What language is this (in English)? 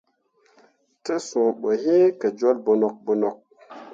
Mundang